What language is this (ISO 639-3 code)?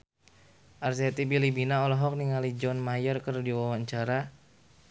sun